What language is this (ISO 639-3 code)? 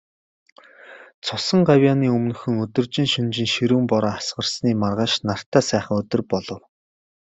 mon